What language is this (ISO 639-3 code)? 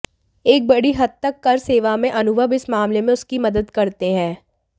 hin